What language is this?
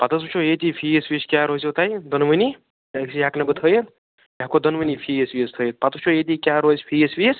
Kashmiri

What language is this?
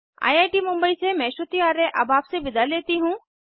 Hindi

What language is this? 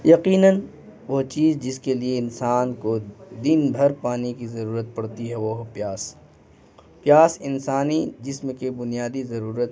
Urdu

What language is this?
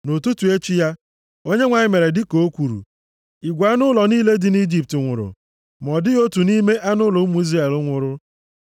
Igbo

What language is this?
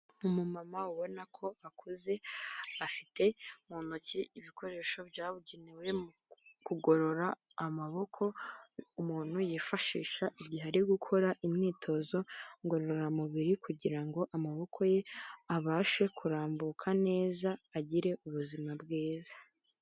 Kinyarwanda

